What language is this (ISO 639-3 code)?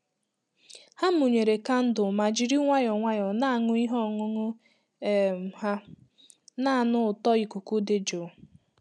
ibo